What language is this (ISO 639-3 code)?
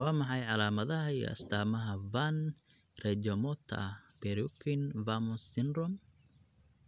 som